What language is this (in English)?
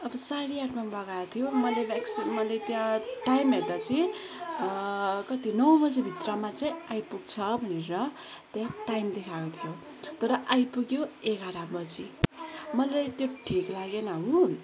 Nepali